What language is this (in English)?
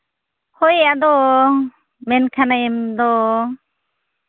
Santali